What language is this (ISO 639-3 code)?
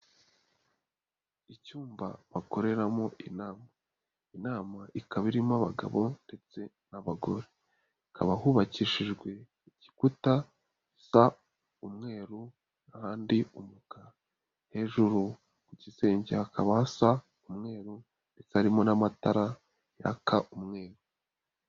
kin